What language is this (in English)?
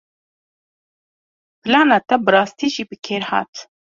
Kurdish